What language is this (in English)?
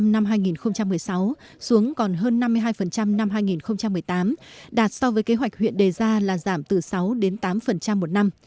Vietnamese